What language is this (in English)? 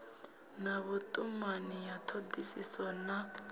Venda